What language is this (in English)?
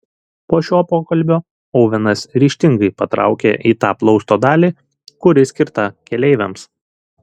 Lithuanian